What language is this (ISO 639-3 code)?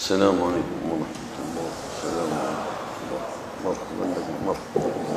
ara